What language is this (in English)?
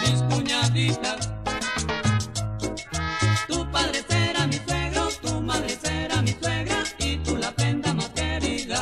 Spanish